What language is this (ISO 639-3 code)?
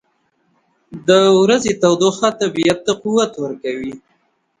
pus